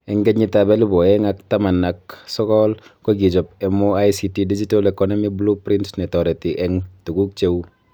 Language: Kalenjin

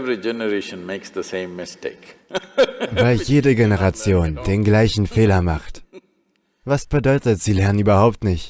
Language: German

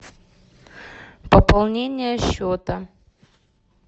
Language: Russian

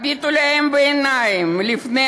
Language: Hebrew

